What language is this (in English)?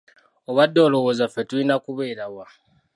Ganda